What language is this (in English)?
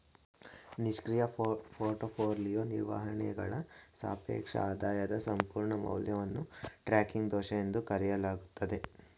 Kannada